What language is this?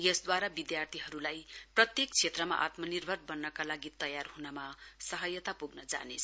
Nepali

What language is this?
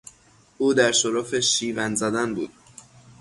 Persian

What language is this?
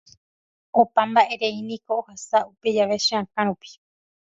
Guarani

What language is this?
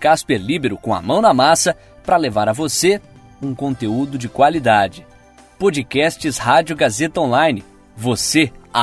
Portuguese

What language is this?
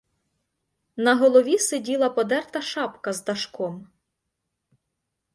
Ukrainian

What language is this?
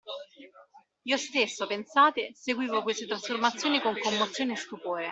Italian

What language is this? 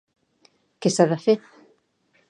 Catalan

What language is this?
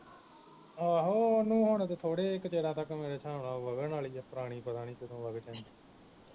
Punjabi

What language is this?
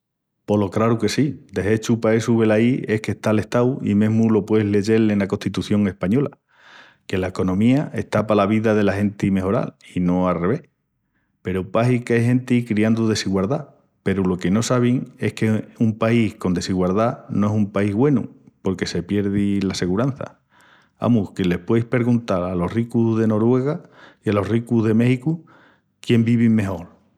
Extremaduran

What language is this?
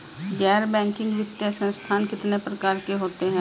Hindi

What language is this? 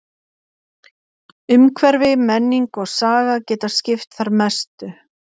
Icelandic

